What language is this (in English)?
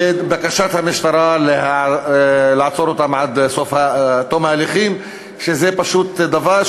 Hebrew